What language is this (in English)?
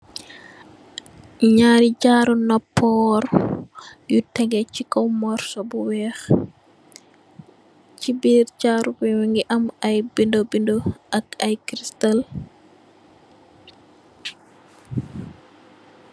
Wolof